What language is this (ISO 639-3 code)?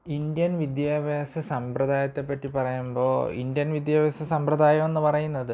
mal